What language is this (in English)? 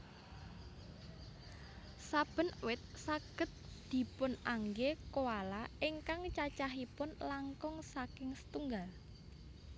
Javanese